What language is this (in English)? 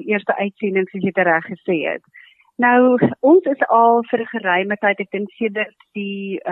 Swedish